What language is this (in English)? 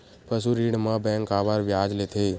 Chhattisgarhi